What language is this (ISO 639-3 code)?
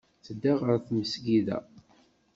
kab